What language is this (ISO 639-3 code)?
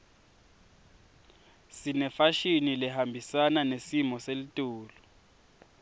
ssw